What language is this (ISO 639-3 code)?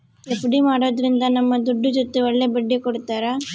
kan